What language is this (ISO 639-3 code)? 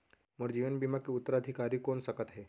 hne